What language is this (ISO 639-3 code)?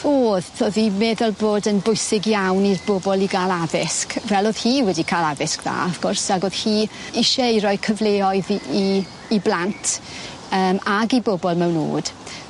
cym